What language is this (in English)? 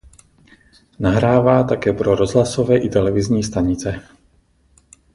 Czech